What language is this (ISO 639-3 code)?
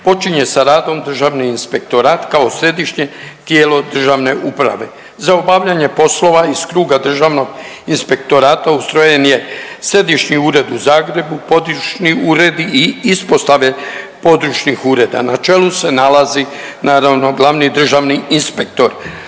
hrv